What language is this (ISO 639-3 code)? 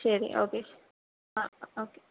mal